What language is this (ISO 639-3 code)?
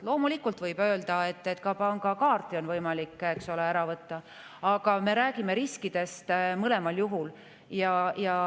est